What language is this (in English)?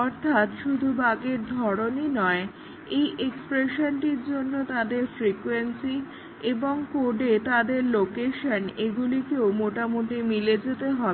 Bangla